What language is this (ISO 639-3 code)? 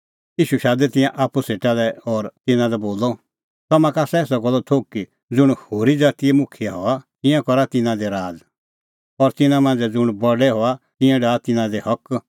kfx